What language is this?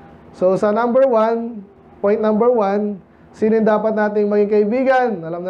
Filipino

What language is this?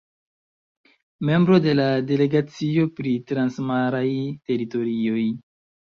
Esperanto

